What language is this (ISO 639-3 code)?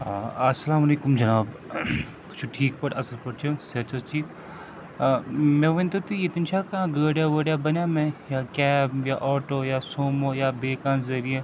kas